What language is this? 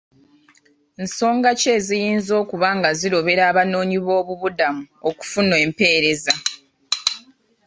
Ganda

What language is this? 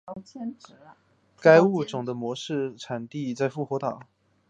Chinese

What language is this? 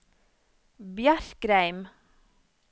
Norwegian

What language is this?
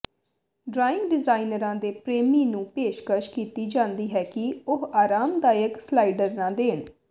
Punjabi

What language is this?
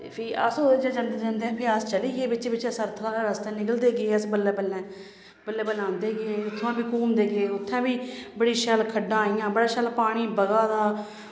Dogri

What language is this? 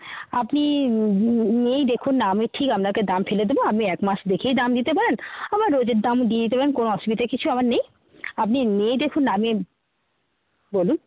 Bangla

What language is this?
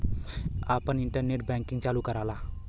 Bhojpuri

